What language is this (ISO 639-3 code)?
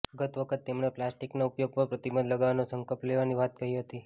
guj